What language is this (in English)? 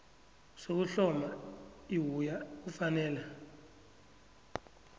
South Ndebele